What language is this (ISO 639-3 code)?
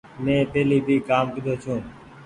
gig